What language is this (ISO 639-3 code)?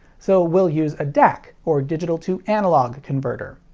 eng